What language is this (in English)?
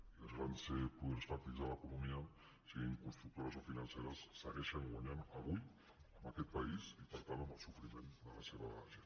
Catalan